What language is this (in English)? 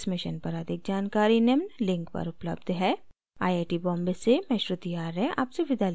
Hindi